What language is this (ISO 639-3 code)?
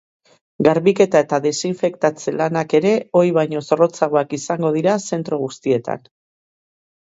eus